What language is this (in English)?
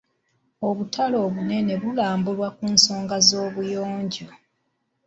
Ganda